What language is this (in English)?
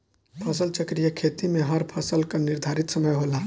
Bhojpuri